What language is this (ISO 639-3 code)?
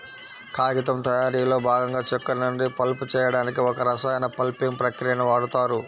tel